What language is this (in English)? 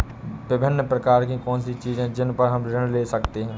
Hindi